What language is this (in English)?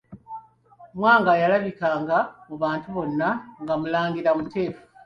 Ganda